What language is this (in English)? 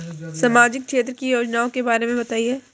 Hindi